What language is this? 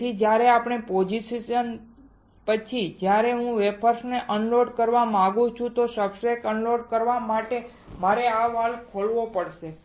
Gujarati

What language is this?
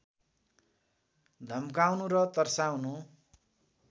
Nepali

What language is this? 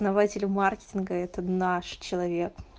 Russian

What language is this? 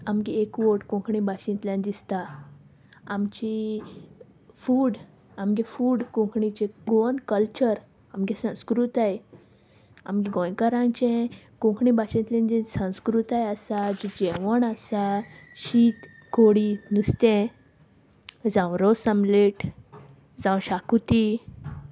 Konkani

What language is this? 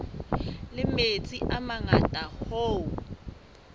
Southern Sotho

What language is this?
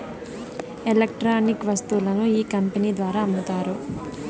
Telugu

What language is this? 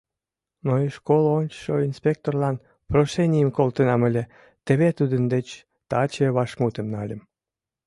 Mari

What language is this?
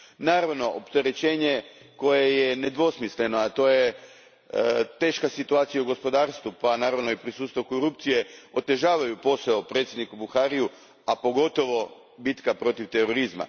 Croatian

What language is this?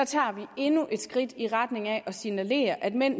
Danish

